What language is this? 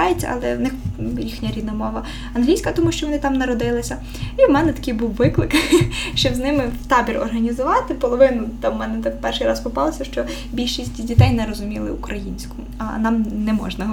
Ukrainian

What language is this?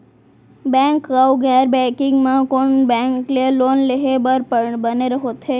Chhattisgarhi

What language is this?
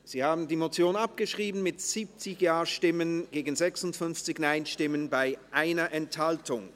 Swiss German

